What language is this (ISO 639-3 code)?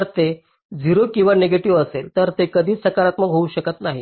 mar